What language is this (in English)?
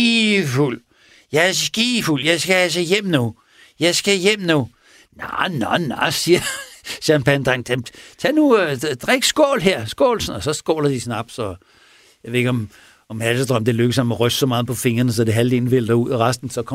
Danish